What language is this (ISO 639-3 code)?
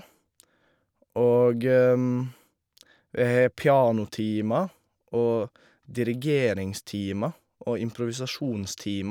nor